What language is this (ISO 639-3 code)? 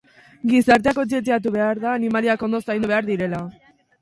eus